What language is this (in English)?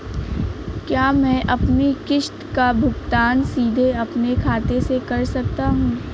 Hindi